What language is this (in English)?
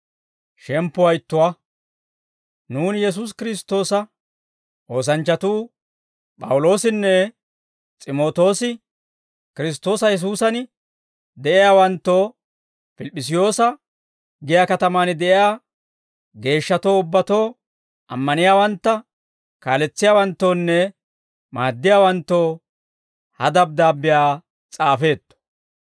Dawro